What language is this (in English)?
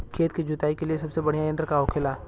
Bhojpuri